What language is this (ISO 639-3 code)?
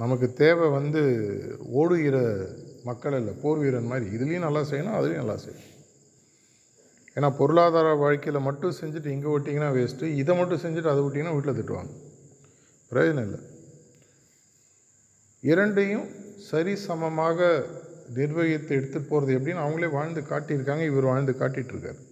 tam